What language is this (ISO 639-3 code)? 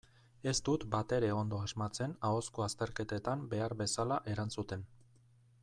eus